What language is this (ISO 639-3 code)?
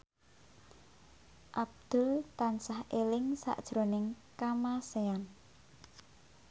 jav